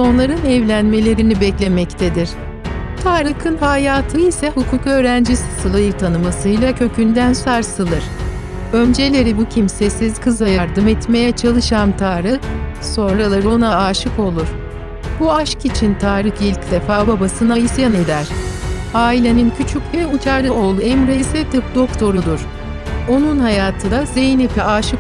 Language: Turkish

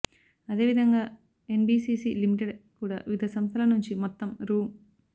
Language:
Telugu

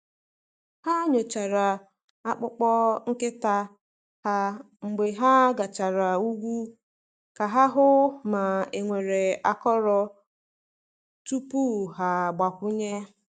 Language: Igbo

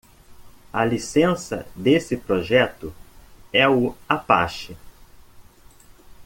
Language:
Portuguese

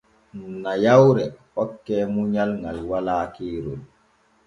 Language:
Borgu Fulfulde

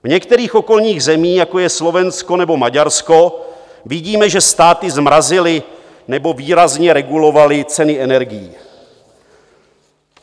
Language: Czech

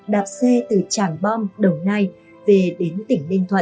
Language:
Vietnamese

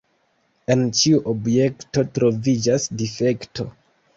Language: Esperanto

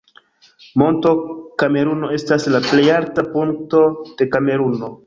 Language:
Esperanto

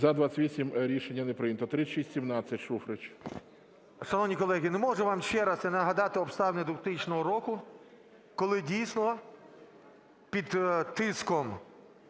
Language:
Ukrainian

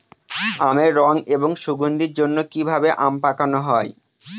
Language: Bangla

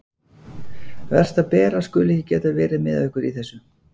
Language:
Icelandic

